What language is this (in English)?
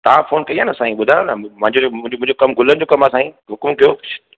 Sindhi